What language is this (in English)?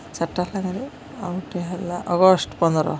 Odia